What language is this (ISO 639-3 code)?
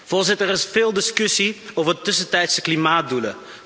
nld